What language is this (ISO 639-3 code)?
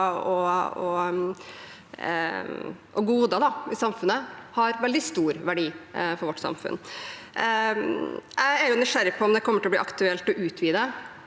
nor